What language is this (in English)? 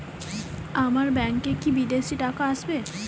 Bangla